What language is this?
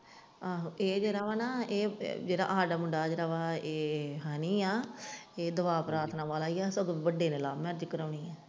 Punjabi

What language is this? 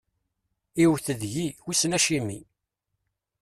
Kabyle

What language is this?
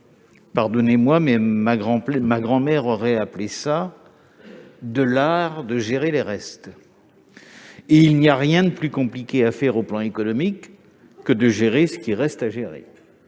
French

